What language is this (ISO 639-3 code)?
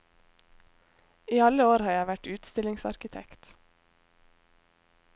nor